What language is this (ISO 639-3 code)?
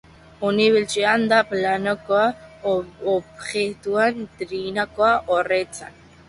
eus